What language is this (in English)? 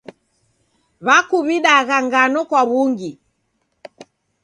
Taita